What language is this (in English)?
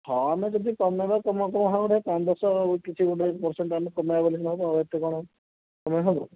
Odia